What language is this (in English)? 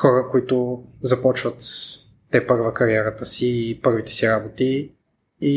Bulgarian